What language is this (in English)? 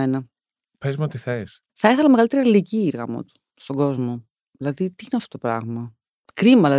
Greek